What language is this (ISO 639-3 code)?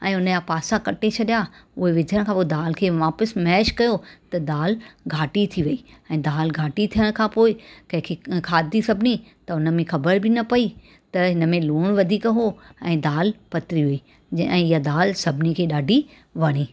snd